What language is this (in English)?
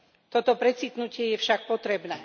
Slovak